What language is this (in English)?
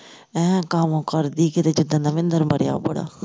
Punjabi